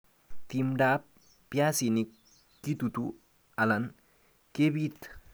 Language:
Kalenjin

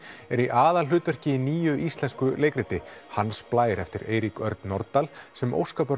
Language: Icelandic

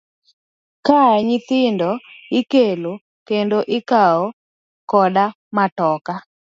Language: Luo (Kenya and Tanzania)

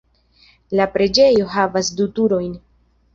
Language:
Esperanto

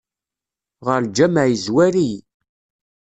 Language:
Kabyle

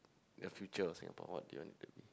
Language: English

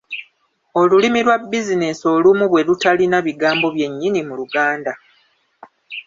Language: Ganda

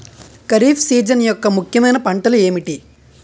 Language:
Telugu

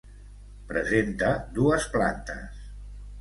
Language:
Catalan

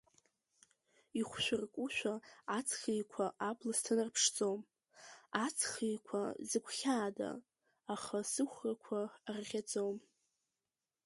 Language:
Abkhazian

